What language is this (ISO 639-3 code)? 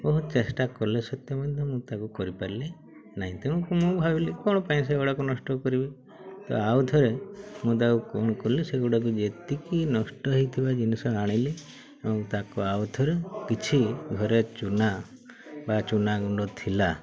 ori